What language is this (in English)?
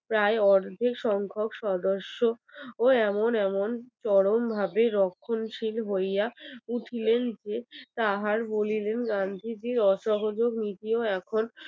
Bangla